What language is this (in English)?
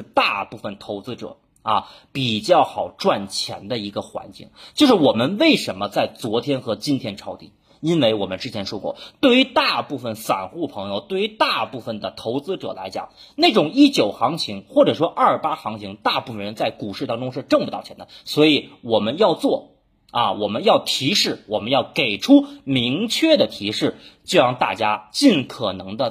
Chinese